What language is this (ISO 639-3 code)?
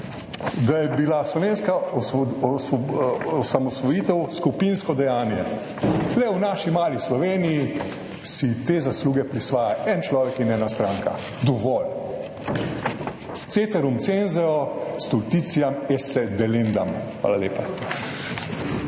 slv